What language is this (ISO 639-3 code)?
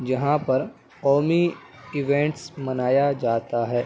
urd